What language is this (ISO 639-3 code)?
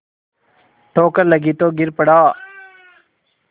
hin